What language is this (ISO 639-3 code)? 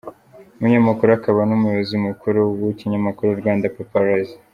kin